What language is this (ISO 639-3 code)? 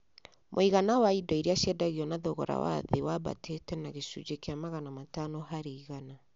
kik